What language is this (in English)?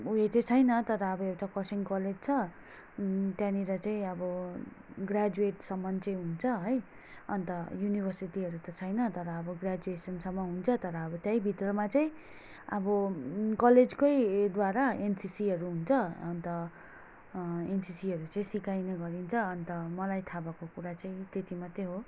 Nepali